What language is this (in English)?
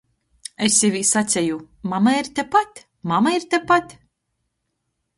Latgalian